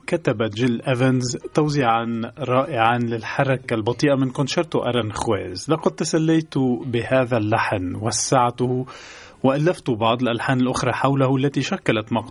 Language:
Arabic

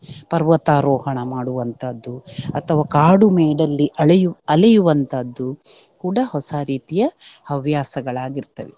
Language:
Kannada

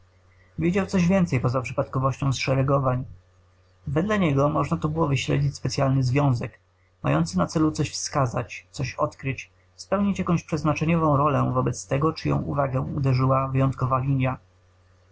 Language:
Polish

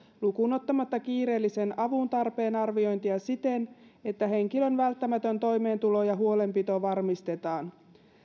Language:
Finnish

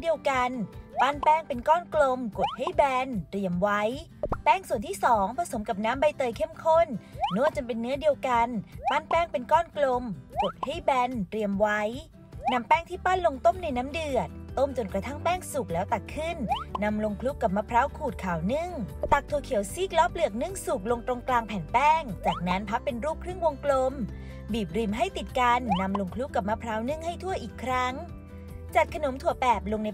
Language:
Thai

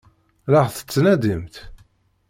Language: Kabyle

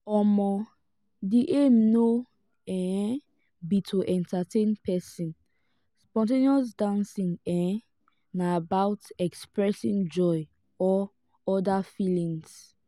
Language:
Nigerian Pidgin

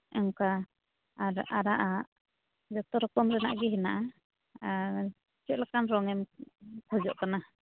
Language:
Santali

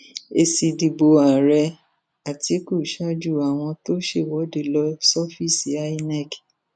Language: Yoruba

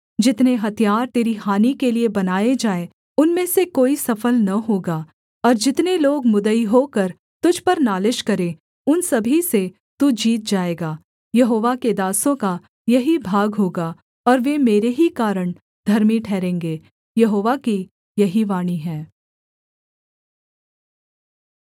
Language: Hindi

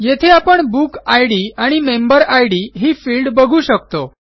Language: Marathi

